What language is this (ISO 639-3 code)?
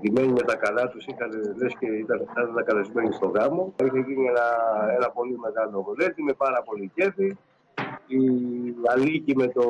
ell